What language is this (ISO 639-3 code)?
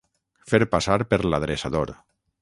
cat